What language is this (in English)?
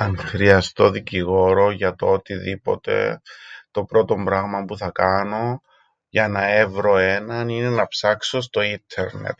Greek